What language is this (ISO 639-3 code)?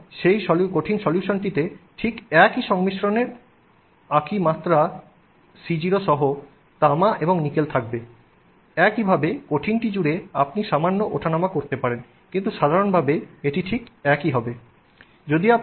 ben